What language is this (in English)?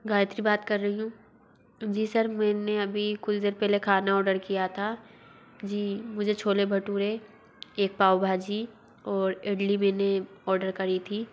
Hindi